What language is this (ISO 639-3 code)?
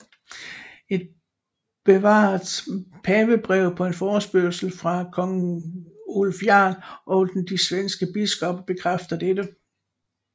dan